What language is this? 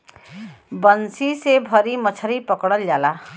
Bhojpuri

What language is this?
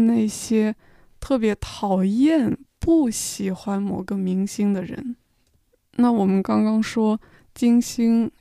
Chinese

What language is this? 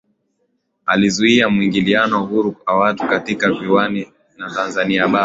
Swahili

